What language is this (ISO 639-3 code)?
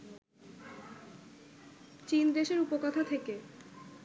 ben